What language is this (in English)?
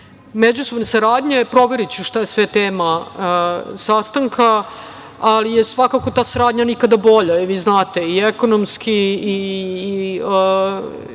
Serbian